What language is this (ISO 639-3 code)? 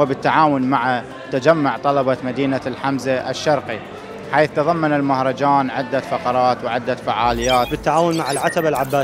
ara